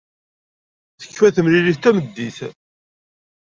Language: Kabyle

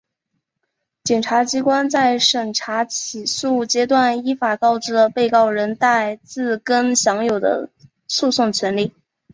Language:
Chinese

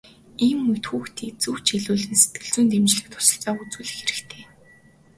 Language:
Mongolian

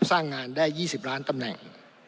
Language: Thai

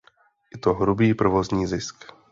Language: Czech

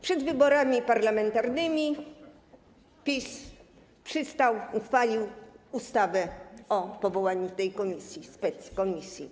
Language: Polish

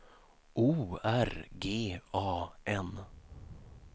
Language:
Swedish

